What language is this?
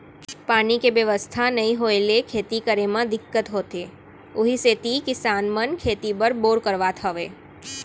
Chhattisgarhi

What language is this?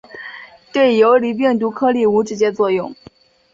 Chinese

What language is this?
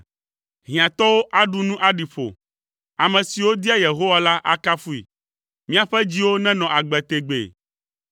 Ewe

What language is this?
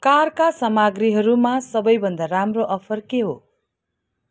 Nepali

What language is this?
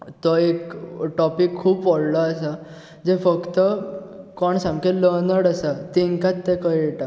Konkani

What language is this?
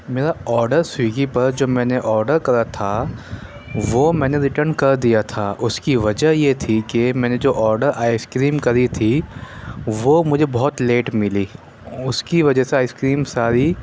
Urdu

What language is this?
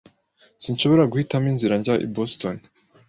Kinyarwanda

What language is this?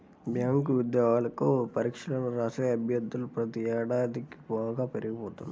Telugu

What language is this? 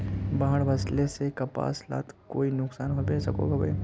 Magahi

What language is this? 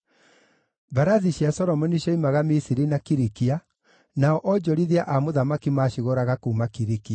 Kikuyu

